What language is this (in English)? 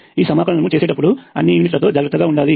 Telugu